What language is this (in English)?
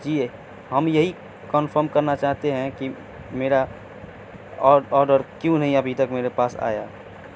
Urdu